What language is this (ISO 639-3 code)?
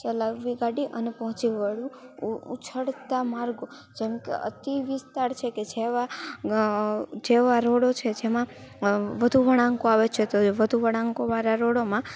guj